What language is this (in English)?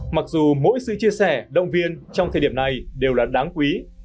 Vietnamese